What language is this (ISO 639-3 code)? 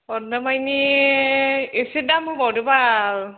brx